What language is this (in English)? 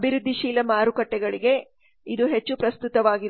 Kannada